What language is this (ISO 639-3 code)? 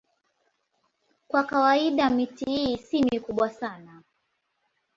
swa